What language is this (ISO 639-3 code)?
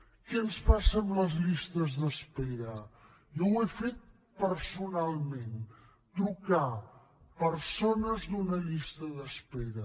cat